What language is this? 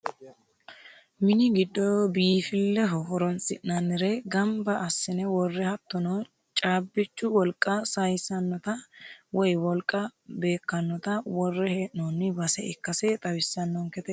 Sidamo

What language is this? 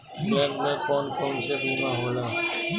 Bhojpuri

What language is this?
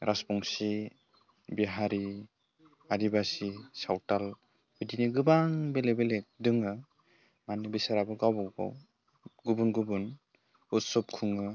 Bodo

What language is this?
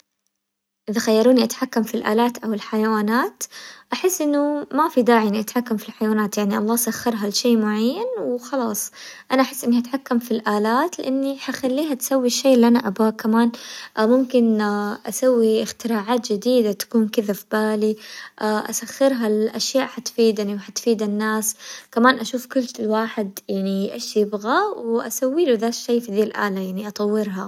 Hijazi Arabic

